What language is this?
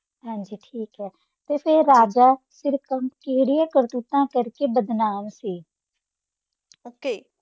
Punjabi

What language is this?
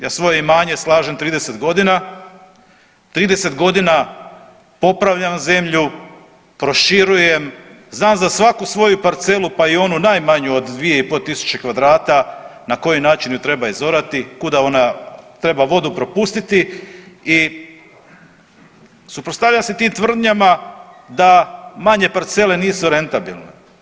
Croatian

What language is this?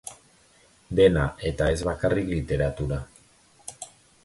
Basque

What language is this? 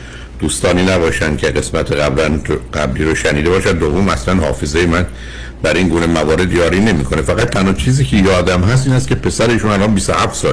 Persian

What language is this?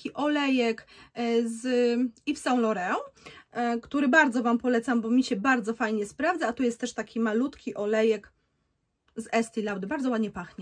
Polish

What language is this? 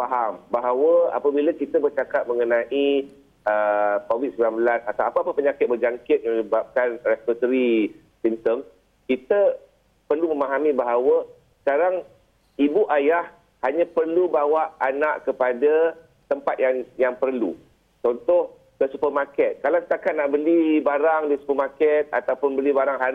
Malay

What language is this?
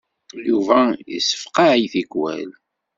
Kabyle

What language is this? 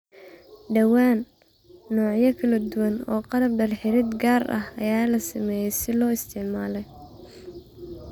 Somali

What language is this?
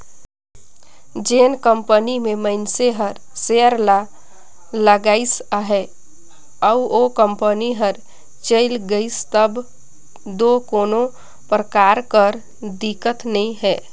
Chhattisgarhi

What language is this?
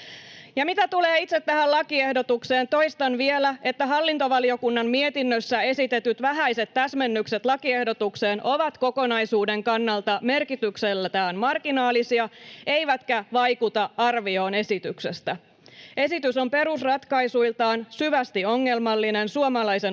Finnish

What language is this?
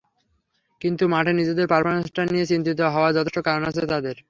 Bangla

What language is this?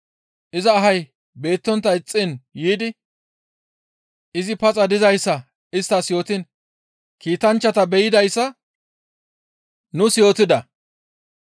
Gamo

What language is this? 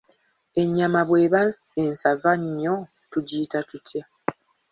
Ganda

